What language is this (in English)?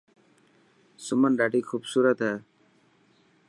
Dhatki